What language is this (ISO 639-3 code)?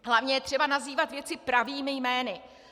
ces